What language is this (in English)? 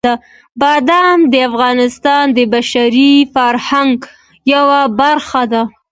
Pashto